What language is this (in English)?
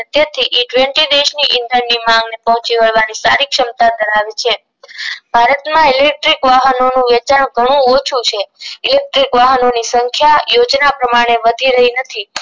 Gujarati